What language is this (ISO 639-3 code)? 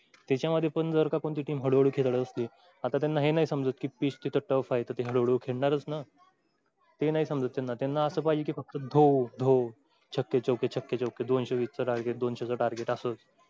mar